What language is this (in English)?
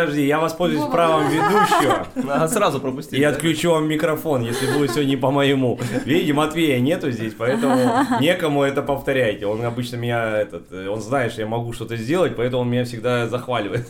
Russian